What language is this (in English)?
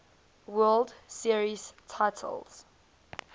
English